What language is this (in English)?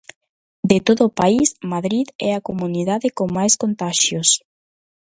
Galician